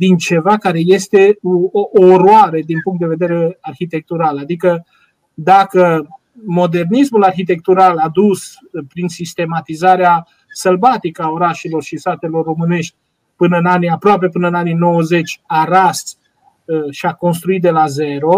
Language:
Romanian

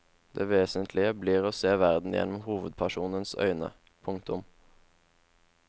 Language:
Norwegian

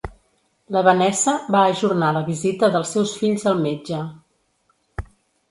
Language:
Catalan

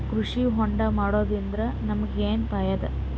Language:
Kannada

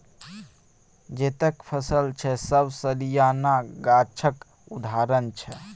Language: Maithili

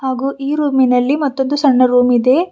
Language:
Kannada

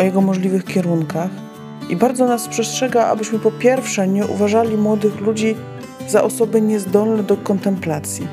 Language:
Polish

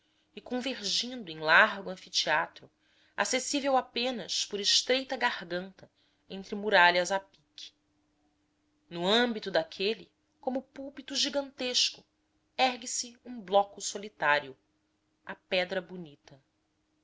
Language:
Portuguese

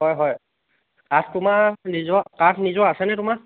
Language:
Assamese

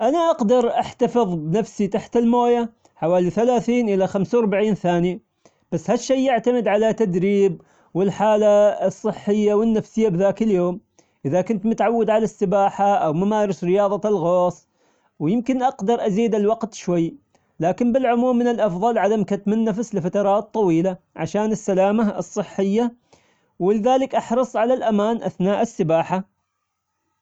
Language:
Omani Arabic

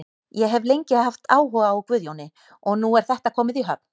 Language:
Icelandic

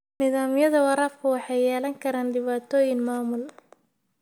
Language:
Somali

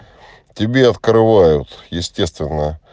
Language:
Russian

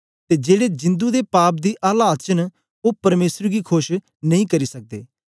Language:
Dogri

